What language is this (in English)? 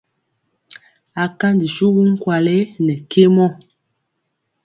Mpiemo